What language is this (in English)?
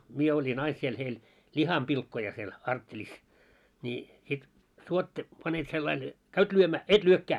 Finnish